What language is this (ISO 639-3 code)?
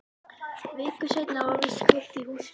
isl